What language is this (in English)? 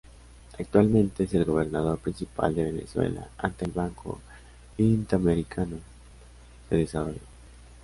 Spanish